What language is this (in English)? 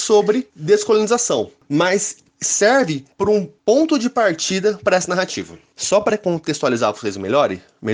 Portuguese